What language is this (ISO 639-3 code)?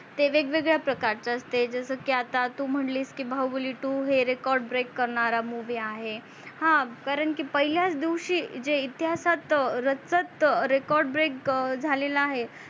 mar